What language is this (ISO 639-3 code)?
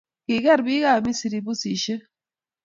kln